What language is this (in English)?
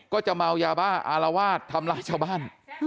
Thai